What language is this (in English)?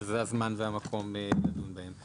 Hebrew